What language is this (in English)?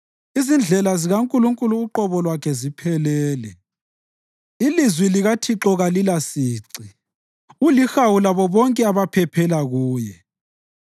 North Ndebele